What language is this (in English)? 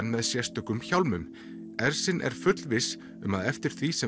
Icelandic